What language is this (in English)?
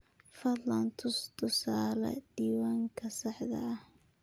Somali